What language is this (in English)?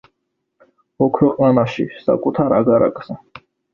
Georgian